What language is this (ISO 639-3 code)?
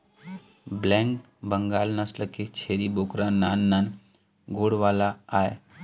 hne